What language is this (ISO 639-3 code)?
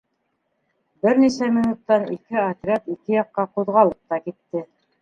bak